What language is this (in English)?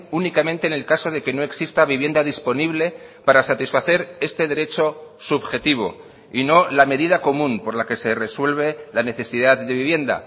Spanish